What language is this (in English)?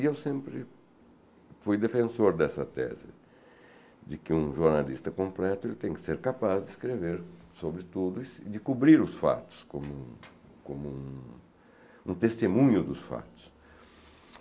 Portuguese